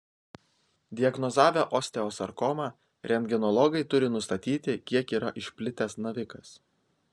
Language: Lithuanian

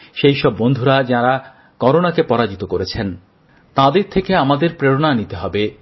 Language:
Bangla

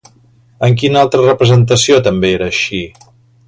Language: Catalan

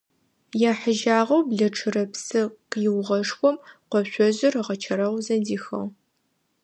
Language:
Adyghe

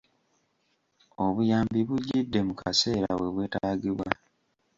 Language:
Ganda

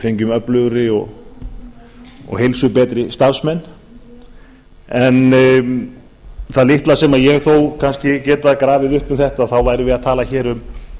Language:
Icelandic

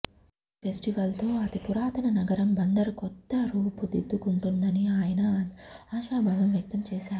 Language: Telugu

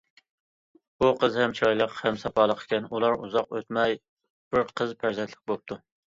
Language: Uyghur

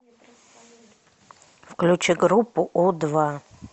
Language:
Russian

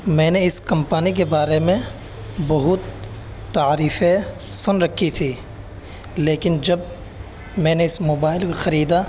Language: Urdu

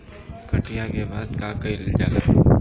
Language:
Bhojpuri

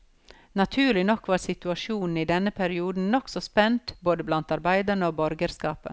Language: Norwegian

